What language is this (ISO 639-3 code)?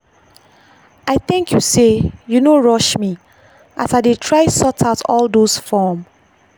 pcm